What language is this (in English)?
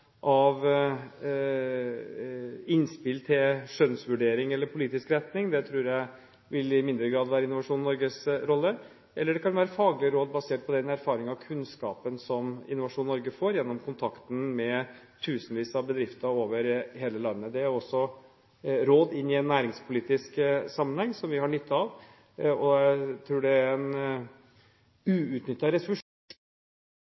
Norwegian Bokmål